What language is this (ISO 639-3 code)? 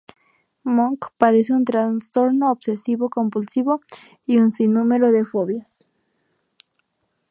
spa